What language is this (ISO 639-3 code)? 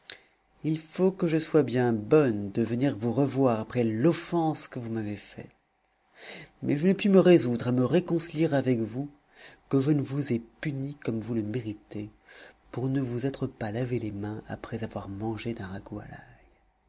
fra